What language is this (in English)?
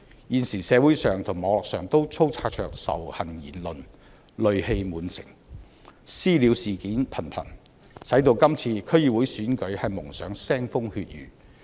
Cantonese